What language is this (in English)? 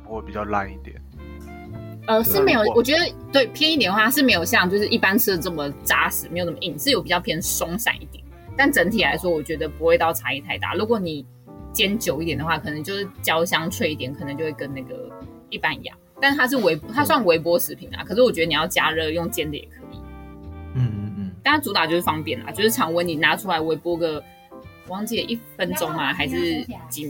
Chinese